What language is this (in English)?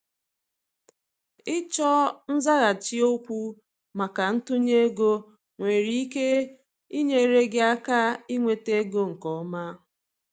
Igbo